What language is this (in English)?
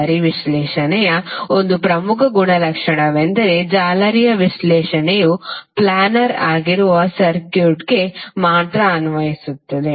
Kannada